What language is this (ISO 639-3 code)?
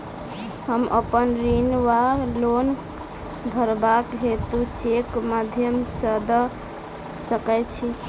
mai